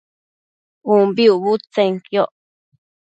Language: Matsés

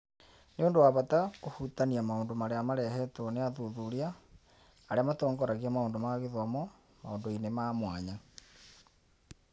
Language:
Kikuyu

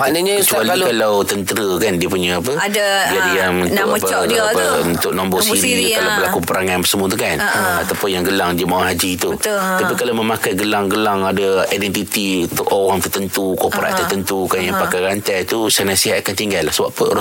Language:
Malay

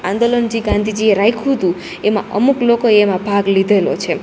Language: Gujarati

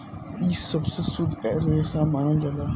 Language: Bhojpuri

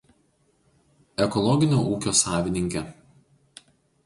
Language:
Lithuanian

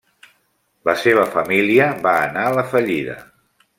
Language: Catalan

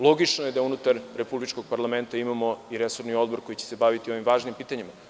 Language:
Serbian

